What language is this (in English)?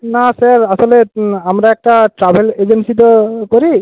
Bangla